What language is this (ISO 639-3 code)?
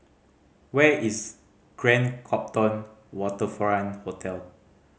eng